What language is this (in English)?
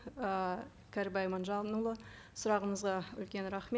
Kazakh